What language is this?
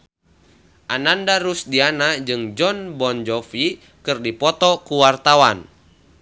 Sundanese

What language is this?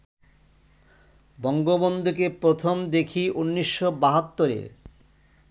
Bangla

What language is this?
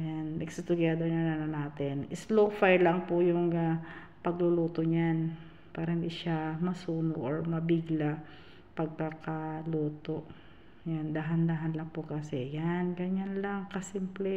Filipino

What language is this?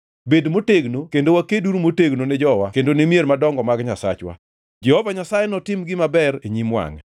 Luo (Kenya and Tanzania)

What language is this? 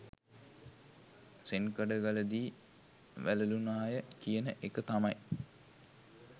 Sinhala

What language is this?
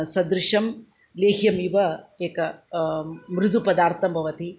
Sanskrit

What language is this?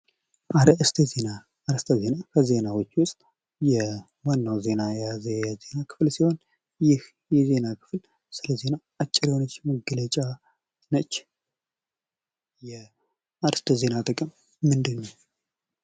Amharic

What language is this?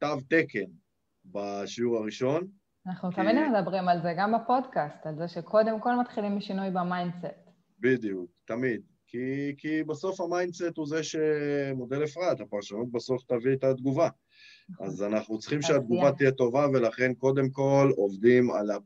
Hebrew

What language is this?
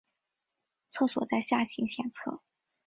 Chinese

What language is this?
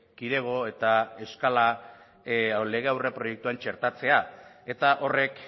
Basque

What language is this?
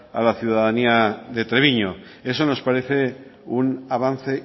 Spanish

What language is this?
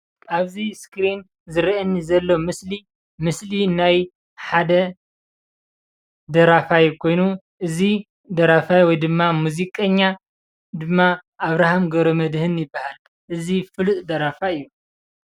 Tigrinya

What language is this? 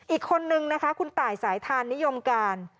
Thai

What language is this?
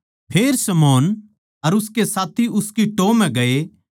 Haryanvi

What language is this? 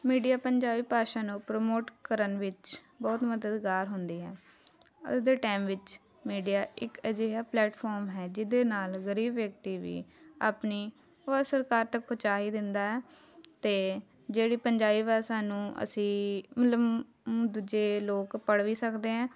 Punjabi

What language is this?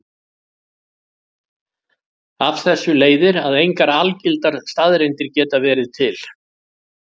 Icelandic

